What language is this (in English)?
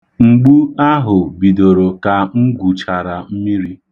Igbo